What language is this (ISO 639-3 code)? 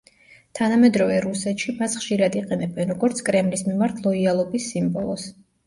kat